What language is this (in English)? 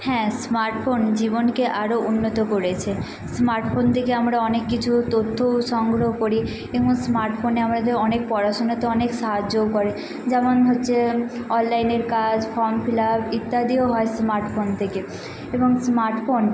Bangla